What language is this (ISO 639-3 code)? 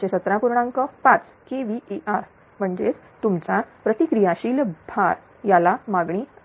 mar